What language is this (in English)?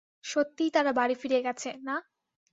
Bangla